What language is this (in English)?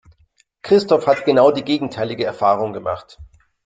German